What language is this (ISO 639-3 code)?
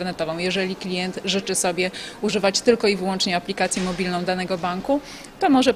pol